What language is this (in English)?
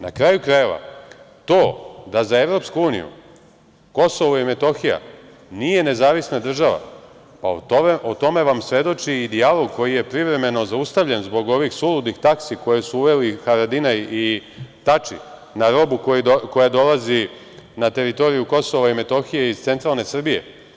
Serbian